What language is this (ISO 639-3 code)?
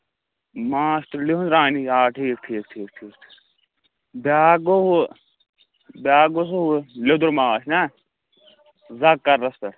kas